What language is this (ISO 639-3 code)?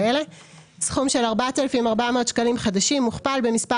heb